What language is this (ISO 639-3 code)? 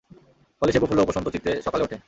ben